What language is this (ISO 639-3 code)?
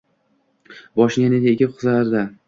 uzb